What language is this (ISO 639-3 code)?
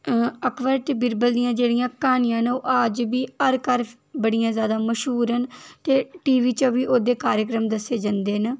doi